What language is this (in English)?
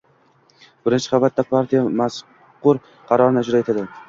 Uzbek